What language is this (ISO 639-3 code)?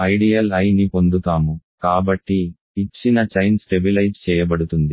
tel